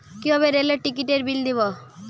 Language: Bangla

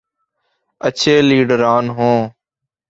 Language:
Urdu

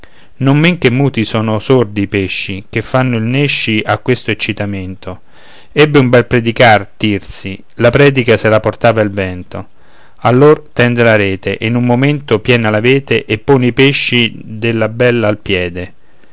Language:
Italian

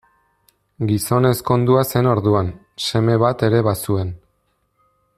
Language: Basque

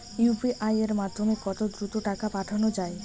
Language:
Bangla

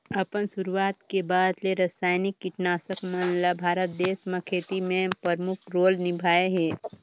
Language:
Chhattisgarhi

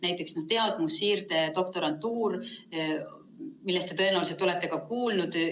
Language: Estonian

